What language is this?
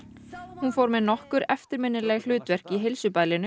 Icelandic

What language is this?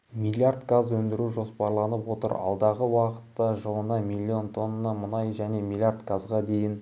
Kazakh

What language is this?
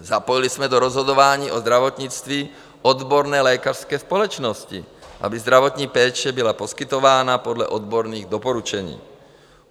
Czech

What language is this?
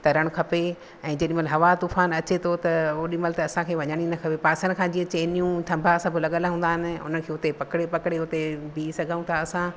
Sindhi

